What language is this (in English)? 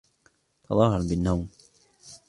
Arabic